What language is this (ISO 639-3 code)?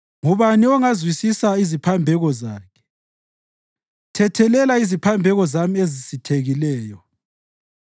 nde